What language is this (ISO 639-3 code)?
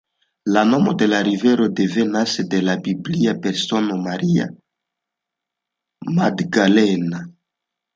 epo